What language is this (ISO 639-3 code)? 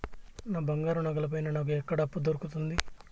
tel